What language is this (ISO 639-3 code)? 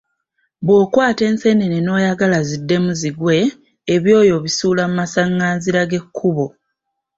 lug